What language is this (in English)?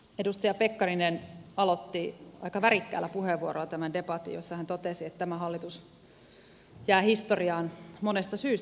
Finnish